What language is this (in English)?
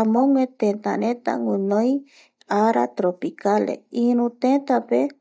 Eastern Bolivian Guaraní